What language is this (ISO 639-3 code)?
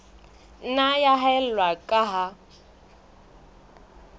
sot